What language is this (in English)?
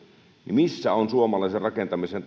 Finnish